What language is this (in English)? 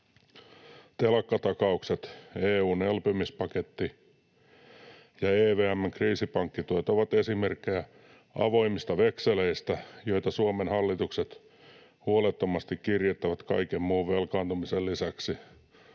Finnish